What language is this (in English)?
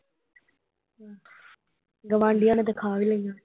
Punjabi